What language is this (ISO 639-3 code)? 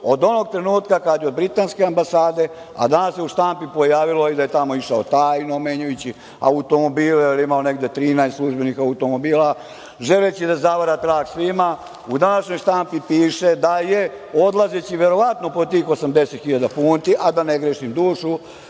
srp